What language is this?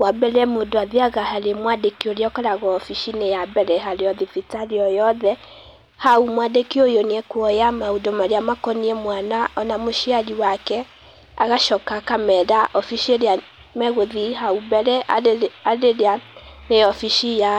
Kikuyu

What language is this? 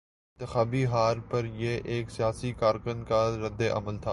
Urdu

